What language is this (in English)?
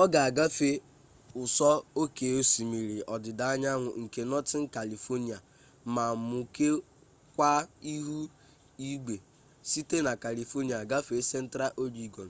Igbo